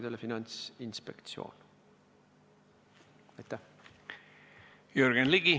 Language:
Estonian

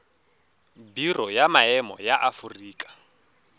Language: Tswana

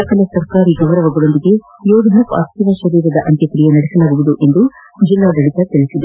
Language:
Kannada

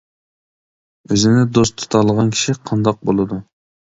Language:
Uyghur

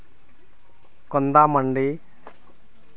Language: Santali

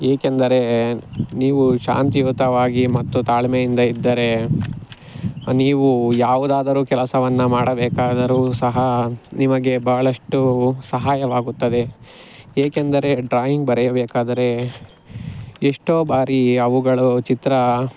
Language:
Kannada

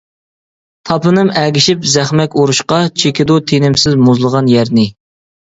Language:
Uyghur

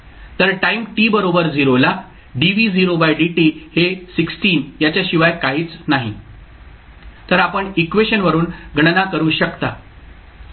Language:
Marathi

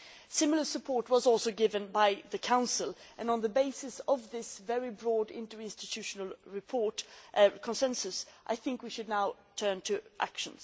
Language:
English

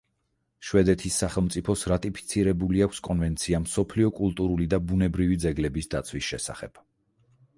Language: Georgian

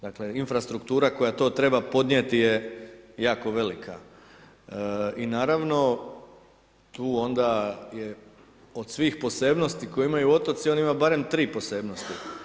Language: Croatian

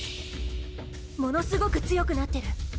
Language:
Japanese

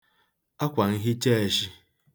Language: Igbo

